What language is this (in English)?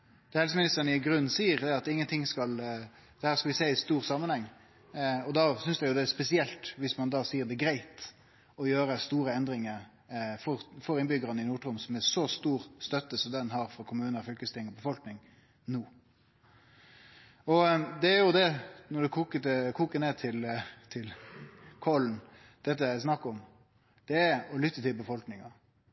Norwegian Nynorsk